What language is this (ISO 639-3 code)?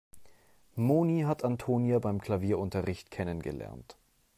deu